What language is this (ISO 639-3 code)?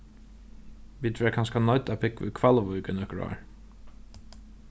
fao